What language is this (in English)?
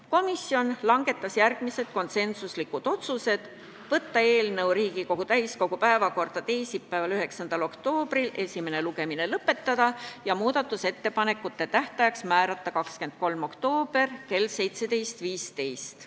Estonian